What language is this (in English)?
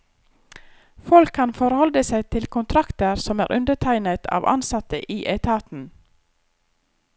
Norwegian